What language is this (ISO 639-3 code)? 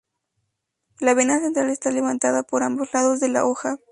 spa